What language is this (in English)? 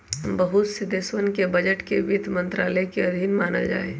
Magahi